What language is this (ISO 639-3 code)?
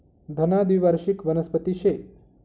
mar